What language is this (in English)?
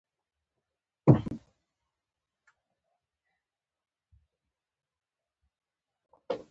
Pashto